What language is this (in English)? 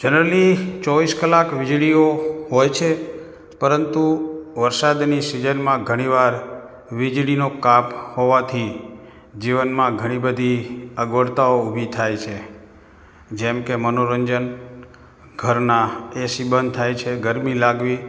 Gujarati